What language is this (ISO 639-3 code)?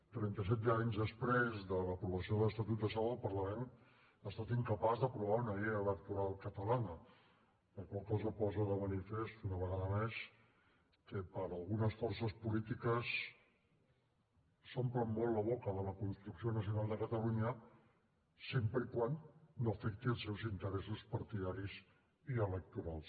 cat